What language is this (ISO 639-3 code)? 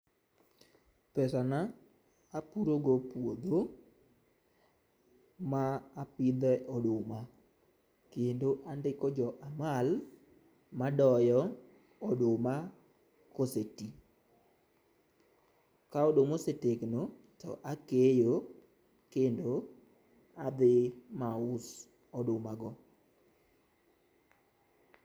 luo